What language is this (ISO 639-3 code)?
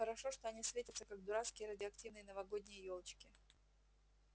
rus